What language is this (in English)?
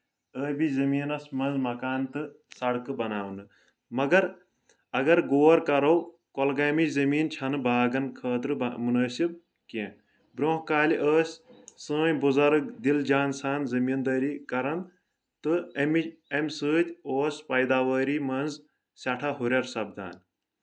Kashmiri